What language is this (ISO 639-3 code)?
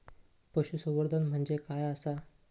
mar